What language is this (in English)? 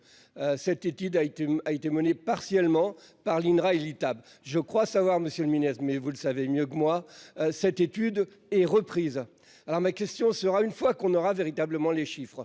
French